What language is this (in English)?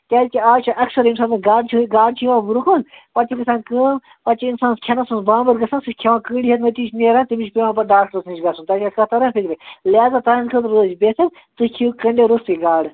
Kashmiri